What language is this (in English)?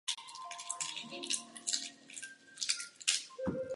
Czech